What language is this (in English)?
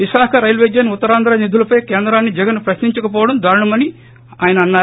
Telugu